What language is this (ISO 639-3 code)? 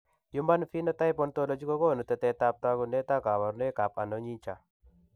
kln